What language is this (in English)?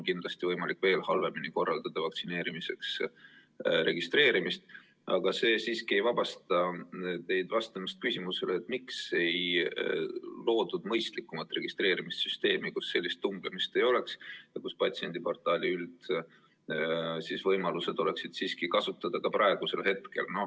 Estonian